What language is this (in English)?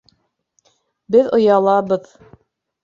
Bashkir